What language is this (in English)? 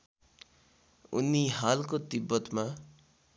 Nepali